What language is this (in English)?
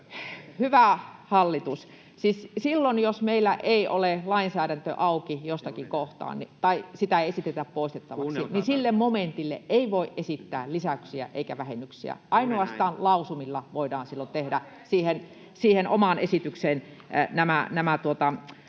Finnish